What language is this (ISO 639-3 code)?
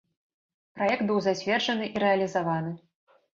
bel